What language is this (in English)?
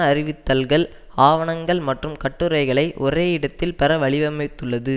Tamil